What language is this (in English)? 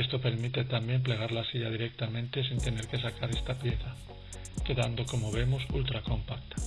Spanish